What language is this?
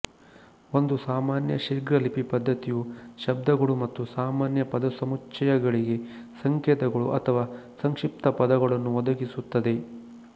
Kannada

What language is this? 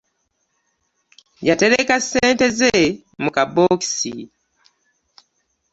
Ganda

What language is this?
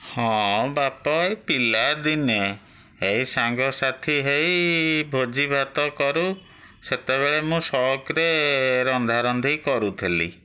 Odia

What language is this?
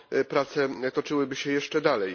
Polish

